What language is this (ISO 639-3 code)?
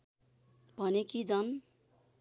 nep